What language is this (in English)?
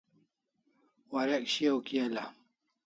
Kalasha